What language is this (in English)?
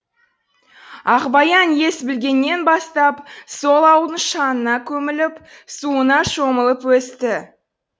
Kazakh